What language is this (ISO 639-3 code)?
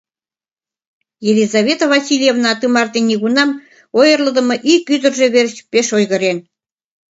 chm